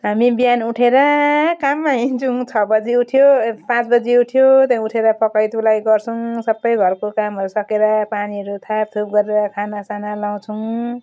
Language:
Nepali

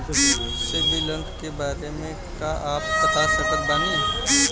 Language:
Bhojpuri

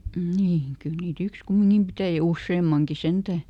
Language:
Finnish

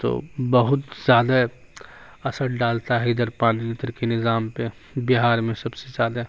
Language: Urdu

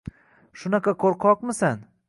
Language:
Uzbek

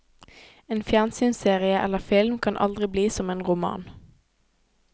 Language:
Norwegian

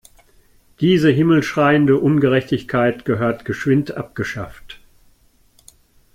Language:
German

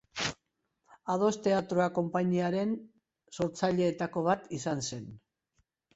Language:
Basque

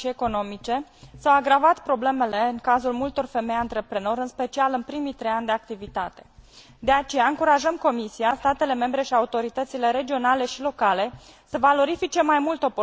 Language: Romanian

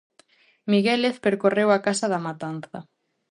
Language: Galician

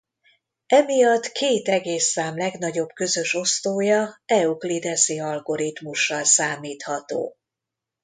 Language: Hungarian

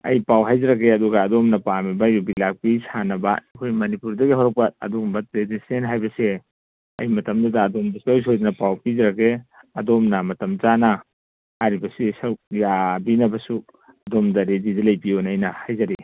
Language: Manipuri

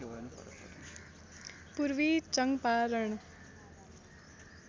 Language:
Nepali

